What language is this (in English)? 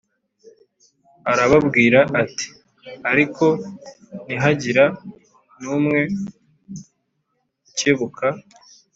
Kinyarwanda